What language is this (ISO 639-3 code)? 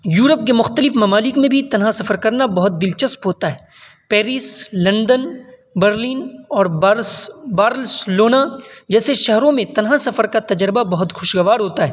urd